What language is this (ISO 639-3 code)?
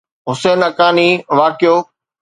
snd